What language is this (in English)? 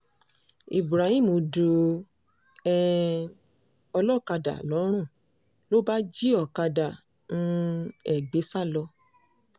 Yoruba